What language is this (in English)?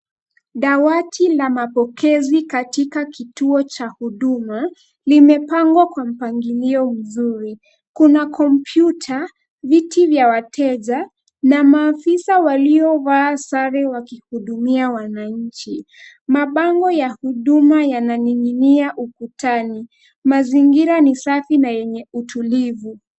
Swahili